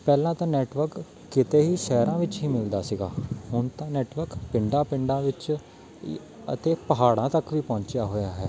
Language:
Punjabi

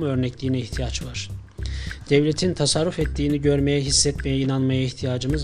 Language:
Turkish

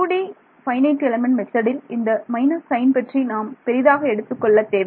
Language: Tamil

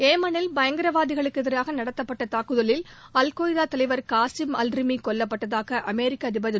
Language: Tamil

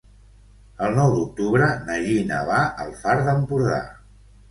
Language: Catalan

